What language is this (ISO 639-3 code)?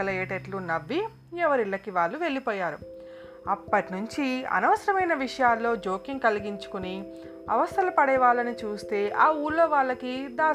tel